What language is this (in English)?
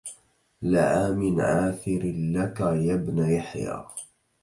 Arabic